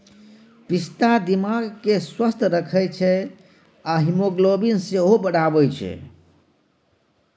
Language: Maithili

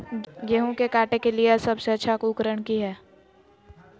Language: Magahi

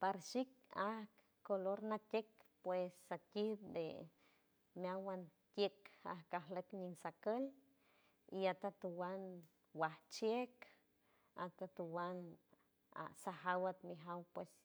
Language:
San Francisco Del Mar Huave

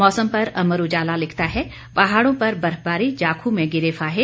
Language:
Hindi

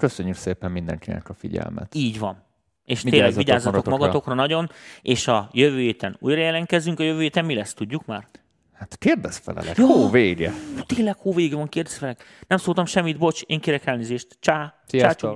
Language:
Hungarian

